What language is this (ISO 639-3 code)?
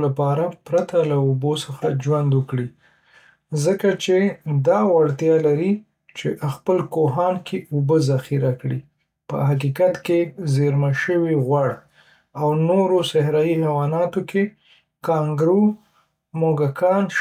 pus